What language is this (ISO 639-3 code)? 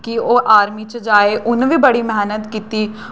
doi